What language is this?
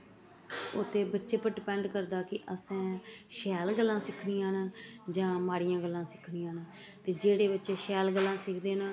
Dogri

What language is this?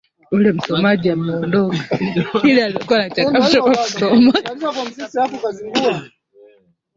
Swahili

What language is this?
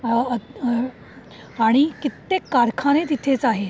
Marathi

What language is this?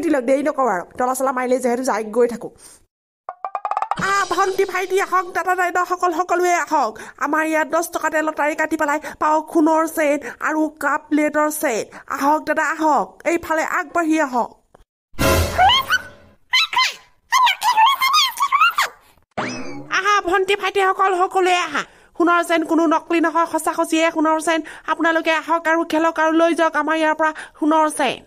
Indonesian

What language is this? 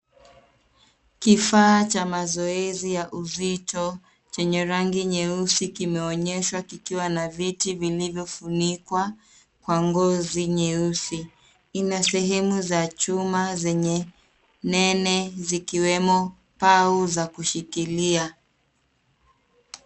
Swahili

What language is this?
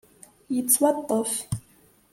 Kabyle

